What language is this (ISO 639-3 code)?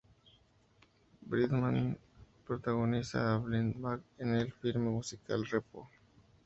spa